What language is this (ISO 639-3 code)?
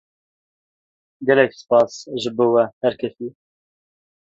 kur